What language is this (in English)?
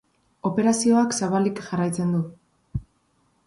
Basque